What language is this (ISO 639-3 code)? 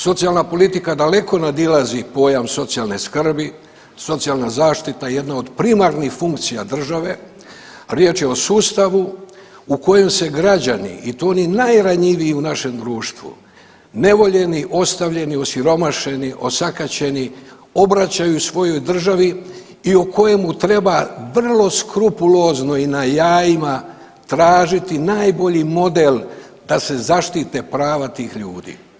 hrv